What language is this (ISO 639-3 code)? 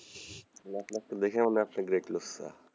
ben